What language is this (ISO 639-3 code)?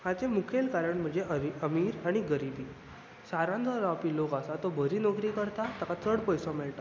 kok